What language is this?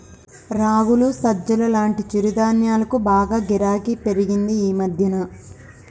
Telugu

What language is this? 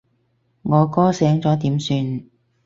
Cantonese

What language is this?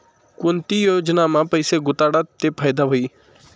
Marathi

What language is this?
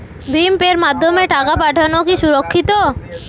Bangla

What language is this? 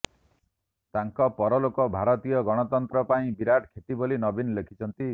Odia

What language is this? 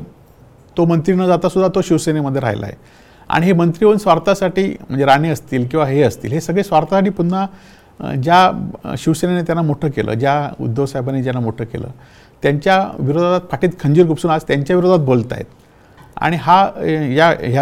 Marathi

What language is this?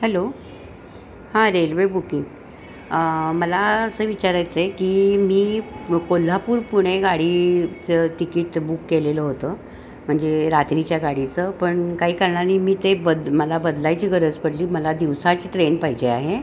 Marathi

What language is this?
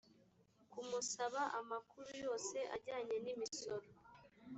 Kinyarwanda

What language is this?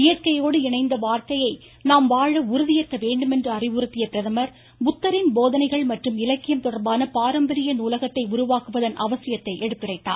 Tamil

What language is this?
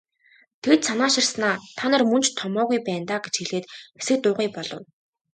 Mongolian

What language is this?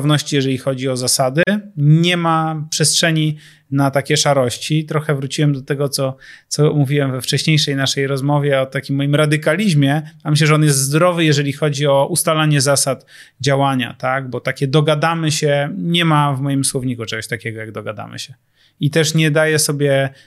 Polish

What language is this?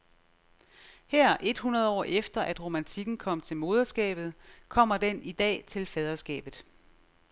Danish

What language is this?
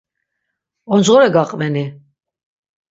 Laz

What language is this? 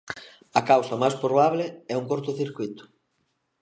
Galician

